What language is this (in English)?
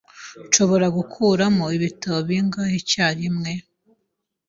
Kinyarwanda